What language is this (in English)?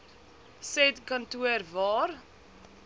Afrikaans